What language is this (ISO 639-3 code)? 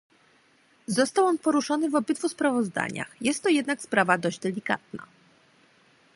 pol